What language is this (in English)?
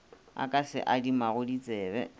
Northern Sotho